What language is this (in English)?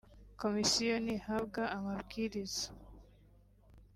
Kinyarwanda